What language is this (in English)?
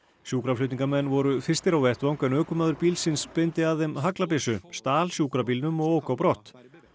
Icelandic